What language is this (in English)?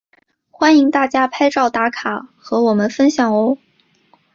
Chinese